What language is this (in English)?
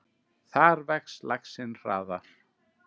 Icelandic